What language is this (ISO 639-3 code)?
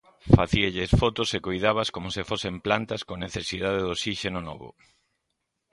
glg